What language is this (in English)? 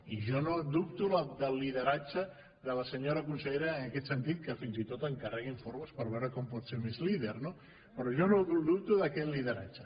Catalan